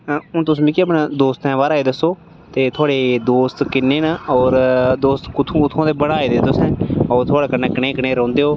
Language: Dogri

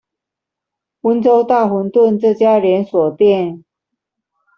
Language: Chinese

